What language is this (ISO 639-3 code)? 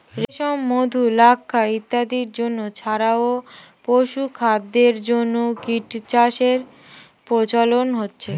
ben